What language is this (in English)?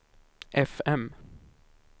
Swedish